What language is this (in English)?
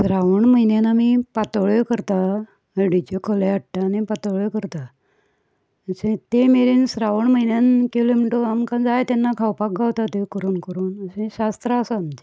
Konkani